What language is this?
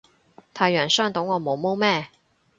Cantonese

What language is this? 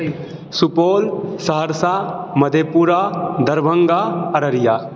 Maithili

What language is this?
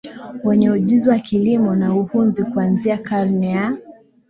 Swahili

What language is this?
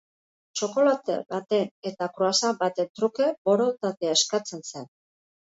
Basque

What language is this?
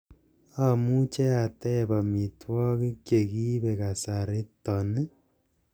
Kalenjin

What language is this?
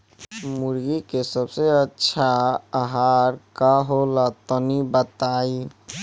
Bhojpuri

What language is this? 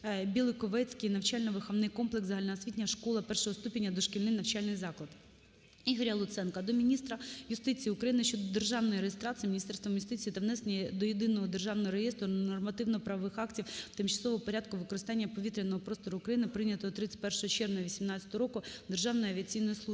Ukrainian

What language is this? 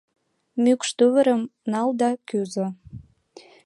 Mari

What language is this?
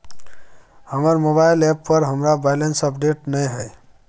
Maithili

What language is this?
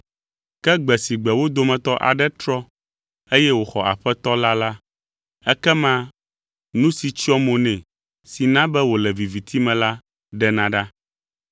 Ewe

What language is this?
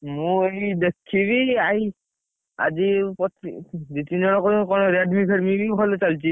Odia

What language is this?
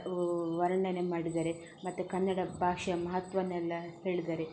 Kannada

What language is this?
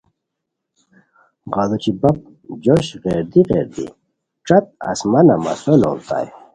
Khowar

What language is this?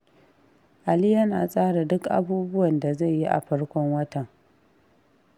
Hausa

